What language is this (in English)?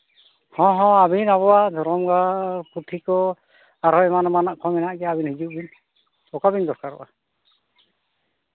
Santali